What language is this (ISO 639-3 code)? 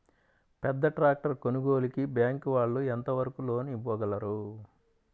tel